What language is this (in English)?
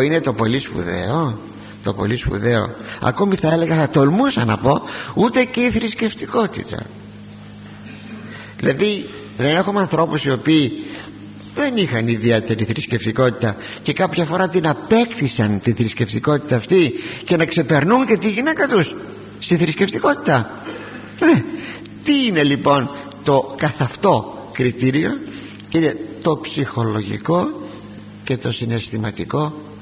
Greek